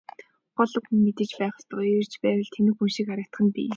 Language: Mongolian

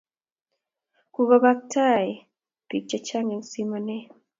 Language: Kalenjin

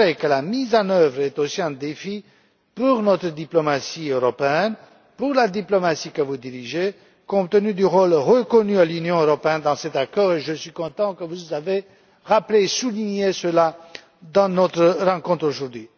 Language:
French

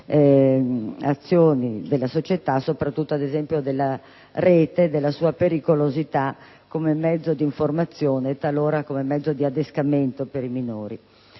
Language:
Italian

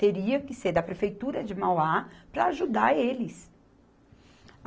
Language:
Portuguese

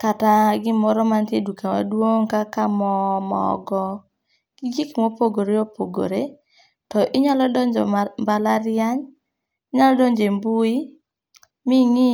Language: Luo (Kenya and Tanzania)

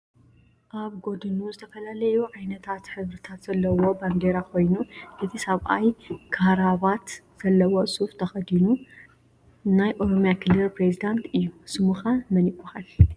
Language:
Tigrinya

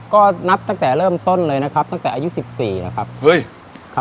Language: Thai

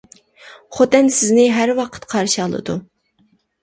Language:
Uyghur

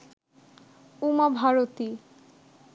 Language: Bangla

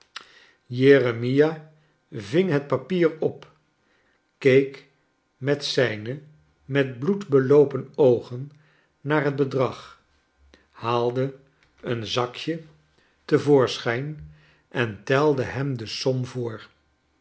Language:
Dutch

